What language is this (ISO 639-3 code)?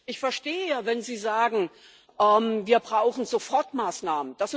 deu